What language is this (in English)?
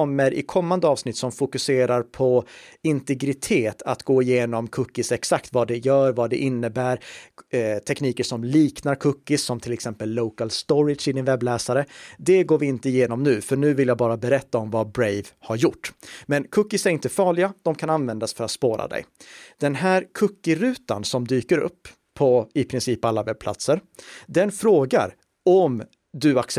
Swedish